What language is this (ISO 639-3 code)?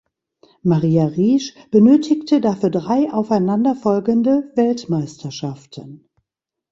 deu